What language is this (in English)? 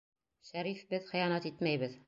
Bashkir